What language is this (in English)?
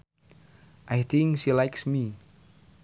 Sundanese